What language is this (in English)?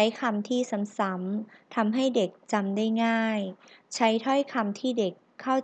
Thai